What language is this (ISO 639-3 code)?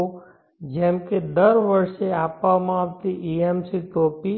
guj